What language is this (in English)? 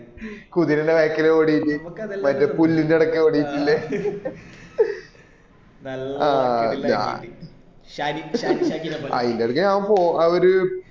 Malayalam